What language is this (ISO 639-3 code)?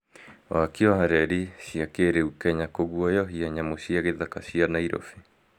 kik